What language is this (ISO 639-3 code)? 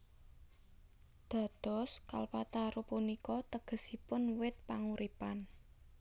jav